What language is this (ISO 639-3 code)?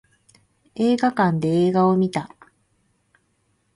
jpn